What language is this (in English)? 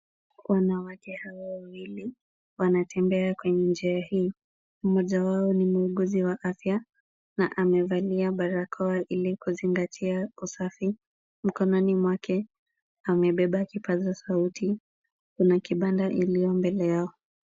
Swahili